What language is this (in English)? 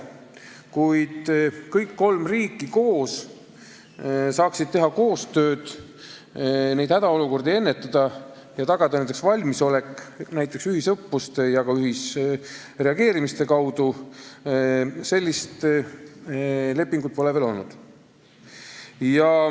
Estonian